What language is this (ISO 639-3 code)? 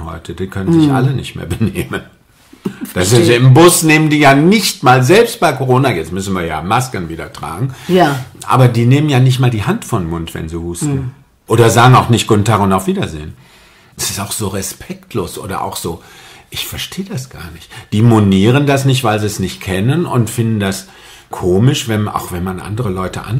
deu